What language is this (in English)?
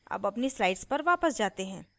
Hindi